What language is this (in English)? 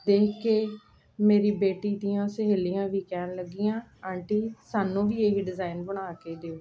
Punjabi